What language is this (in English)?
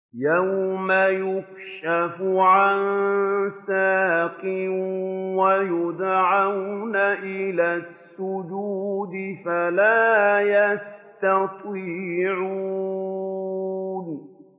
Arabic